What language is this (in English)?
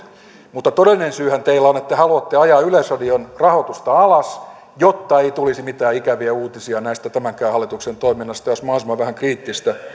Finnish